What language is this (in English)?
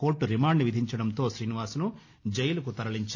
Telugu